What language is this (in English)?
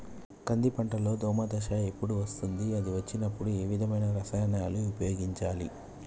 Telugu